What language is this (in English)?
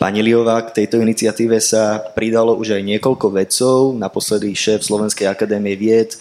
Slovak